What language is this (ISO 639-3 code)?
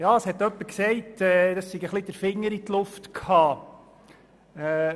gsw